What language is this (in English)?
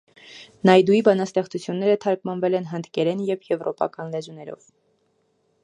Armenian